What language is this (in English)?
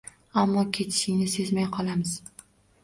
Uzbek